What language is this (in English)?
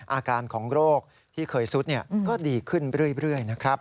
Thai